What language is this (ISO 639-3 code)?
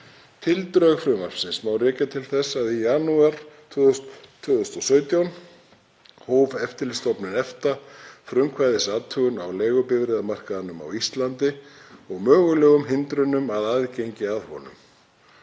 isl